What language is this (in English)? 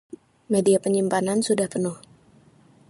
Indonesian